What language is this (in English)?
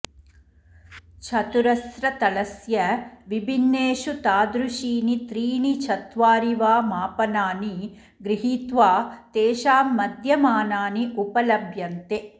Sanskrit